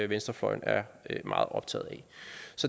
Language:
Danish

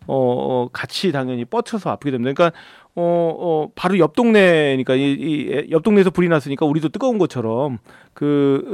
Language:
Korean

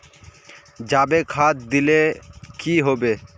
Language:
Magahi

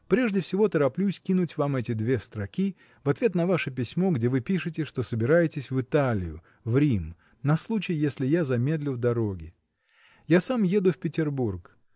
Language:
Russian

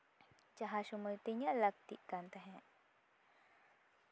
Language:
Santali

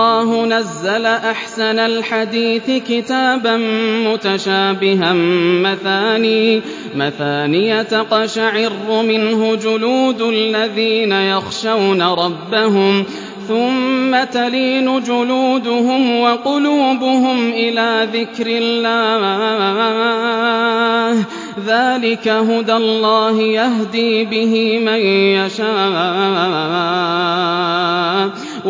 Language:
Arabic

